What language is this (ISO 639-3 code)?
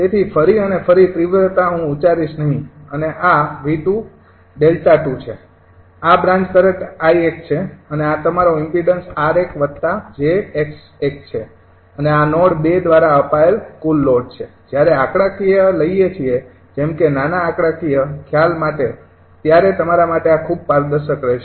guj